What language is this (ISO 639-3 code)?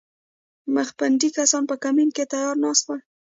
pus